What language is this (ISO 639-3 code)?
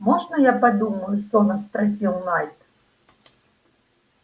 rus